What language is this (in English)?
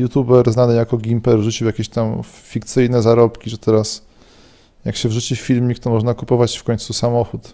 Polish